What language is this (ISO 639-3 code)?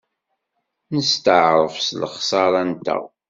kab